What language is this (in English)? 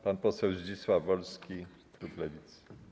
Polish